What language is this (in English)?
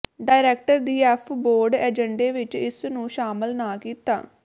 Punjabi